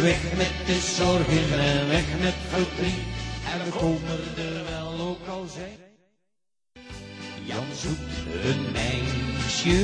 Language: Dutch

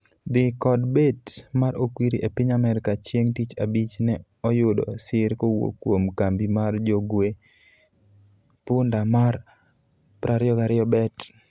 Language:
Luo (Kenya and Tanzania)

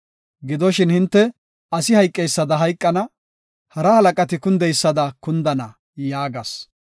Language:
Gofa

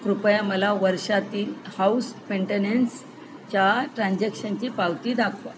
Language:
Marathi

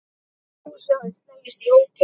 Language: Icelandic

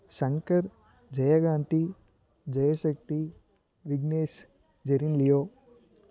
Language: Tamil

